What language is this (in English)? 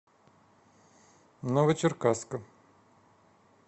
Russian